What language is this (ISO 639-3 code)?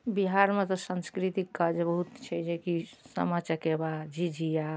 mai